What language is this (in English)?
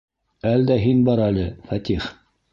Bashkir